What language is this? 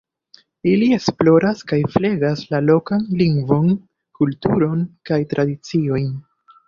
Esperanto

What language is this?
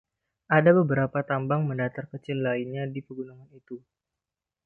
Indonesian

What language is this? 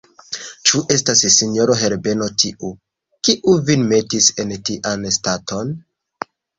Esperanto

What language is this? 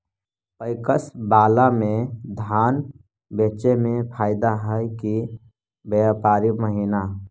Magahi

